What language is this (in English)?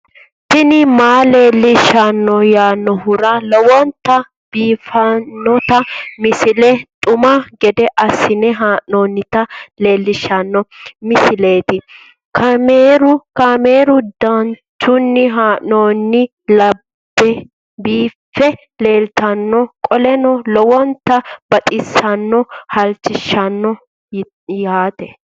Sidamo